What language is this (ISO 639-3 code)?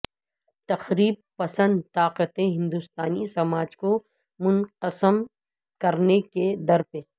urd